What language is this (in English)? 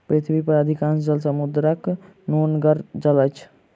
Maithili